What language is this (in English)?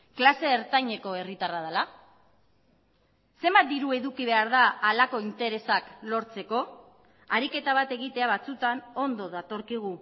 Basque